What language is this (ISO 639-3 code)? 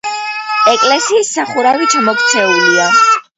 kat